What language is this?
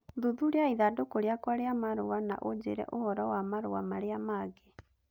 Kikuyu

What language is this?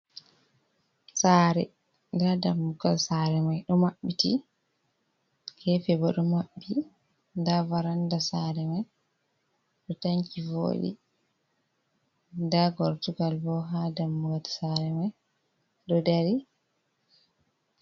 Fula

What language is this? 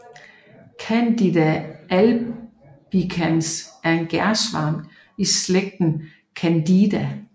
Danish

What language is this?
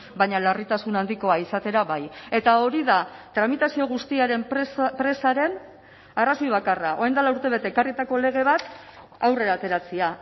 Basque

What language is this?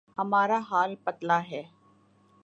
Urdu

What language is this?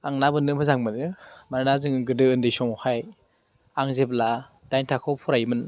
Bodo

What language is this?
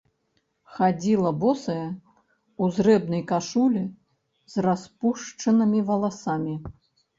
Belarusian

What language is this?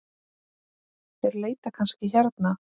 Icelandic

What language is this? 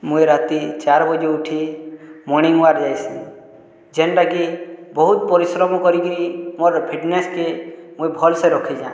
Odia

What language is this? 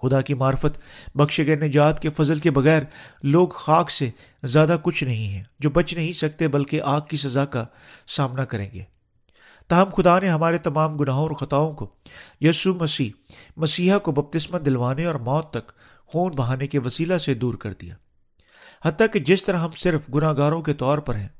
Urdu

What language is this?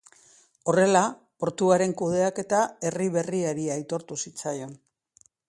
Basque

